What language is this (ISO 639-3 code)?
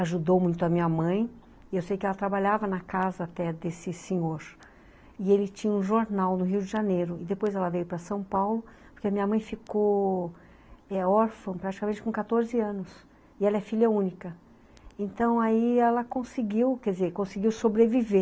por